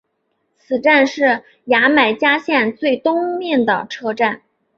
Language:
Chinese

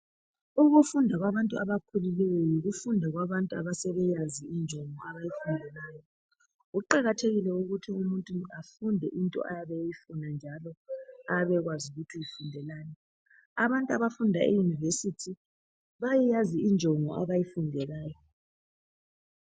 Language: North Ndebele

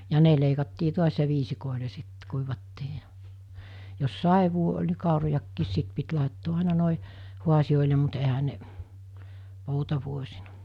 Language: Finnish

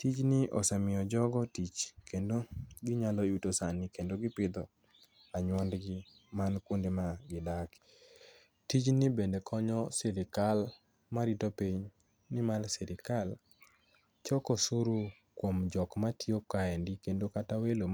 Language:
Luo (Kenya and Tanzania)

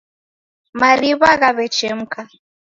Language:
Taita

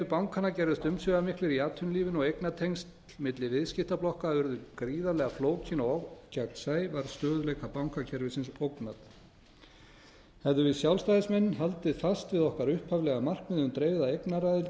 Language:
Icelandic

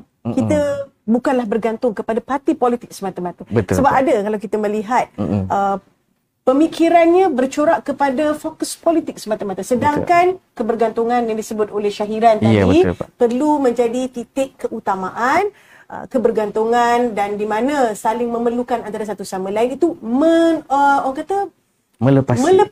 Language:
Malay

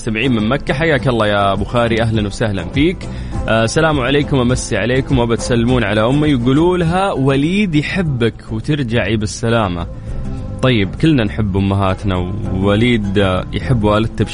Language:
Arabic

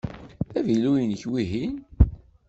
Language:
Kabyle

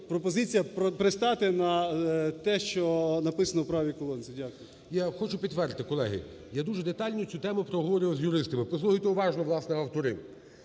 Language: Ukrainian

